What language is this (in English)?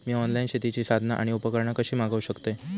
Marathi